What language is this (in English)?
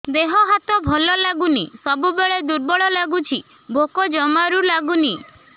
Odia